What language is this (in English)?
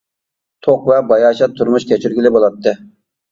Uyghur